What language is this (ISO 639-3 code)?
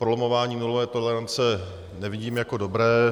ces